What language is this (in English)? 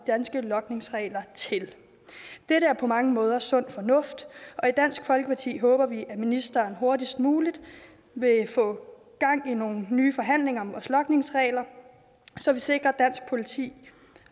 Danish